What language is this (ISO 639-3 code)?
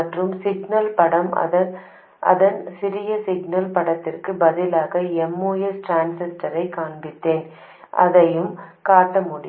tam